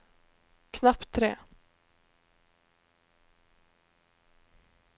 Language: Norwegian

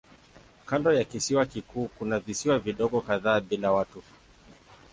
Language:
Swahili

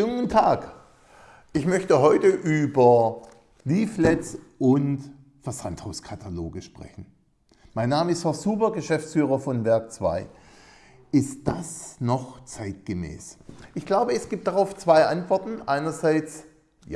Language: German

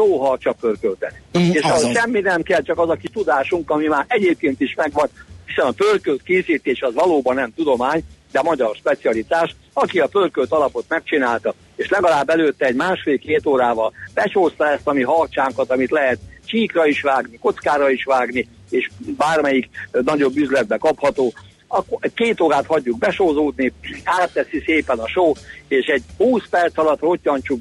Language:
Hungarian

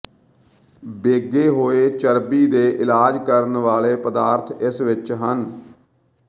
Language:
Punjabi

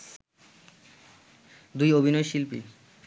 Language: Bangla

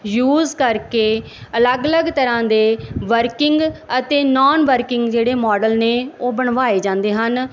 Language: Punjabi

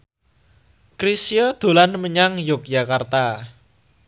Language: Javanese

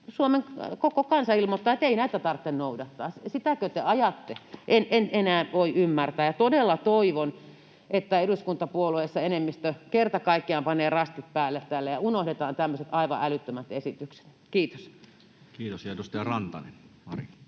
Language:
Finnish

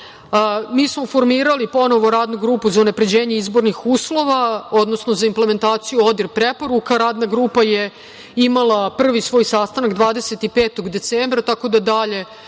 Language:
Serbian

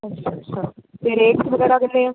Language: Punjabi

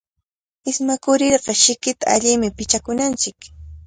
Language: Cajatambo North Lima Quechua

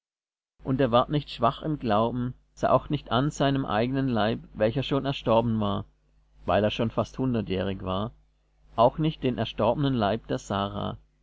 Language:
German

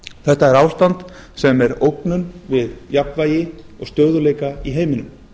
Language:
Icelandic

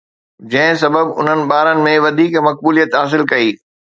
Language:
Sindhi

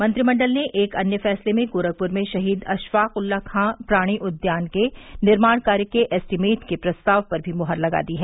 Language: Hindi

